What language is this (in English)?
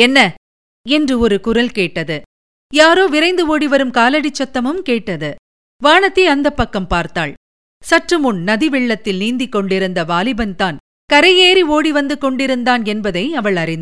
Tamil